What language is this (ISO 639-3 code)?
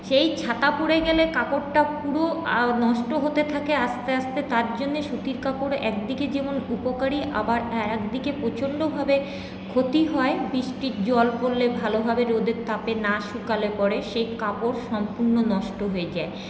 ben